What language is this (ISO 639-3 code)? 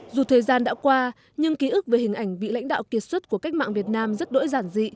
vie